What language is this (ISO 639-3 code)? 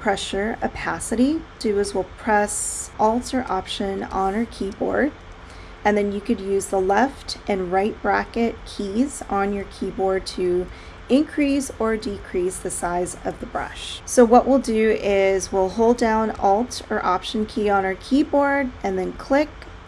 eng